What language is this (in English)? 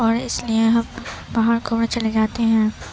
Urdu